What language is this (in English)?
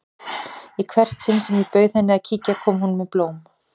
Icelandic